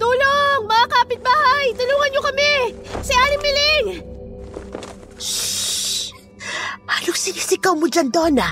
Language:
Filipino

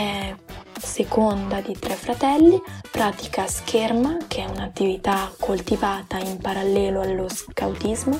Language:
Italian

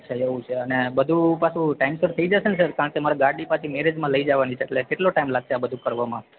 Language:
Gujarati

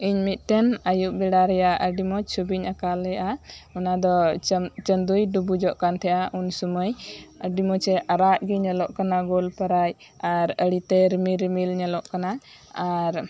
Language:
Santali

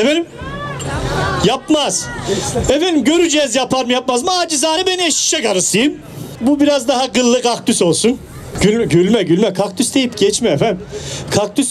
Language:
Turkish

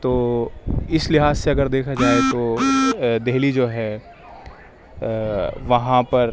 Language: Urdu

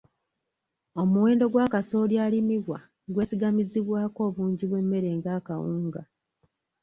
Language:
Ganda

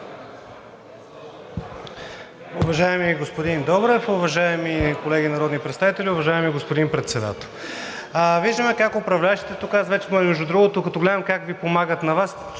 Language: Bulgarian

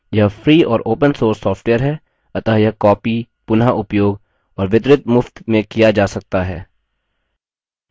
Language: Hindi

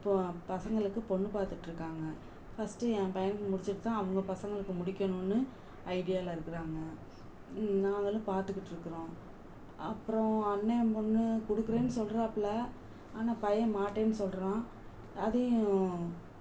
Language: Tamil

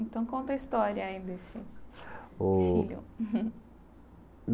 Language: Portuguese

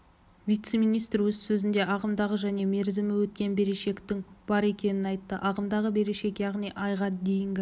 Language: Kazakh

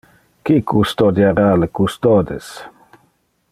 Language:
Interlingua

